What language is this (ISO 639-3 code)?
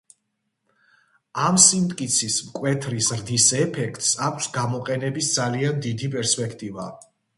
kat